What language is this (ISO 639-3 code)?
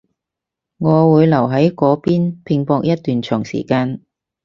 yue